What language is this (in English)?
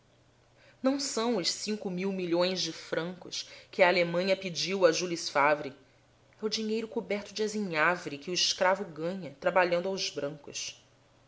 Portuguese